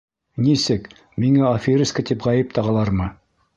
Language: Bashkir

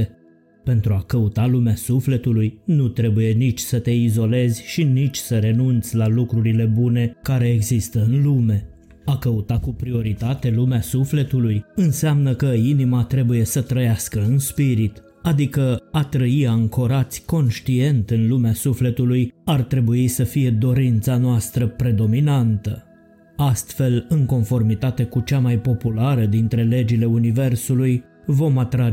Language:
Romanian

